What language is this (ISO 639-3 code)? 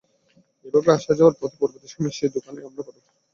ben